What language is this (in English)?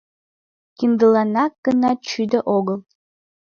Mari